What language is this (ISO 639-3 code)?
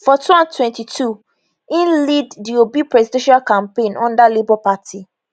pcm